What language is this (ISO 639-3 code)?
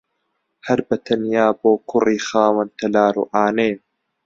ckb